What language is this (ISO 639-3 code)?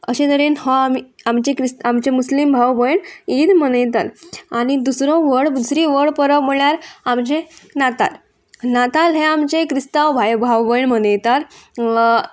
kok